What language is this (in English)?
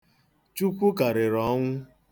Igbo